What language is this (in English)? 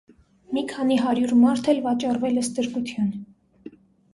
Armenian